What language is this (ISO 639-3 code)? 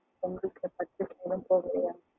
tam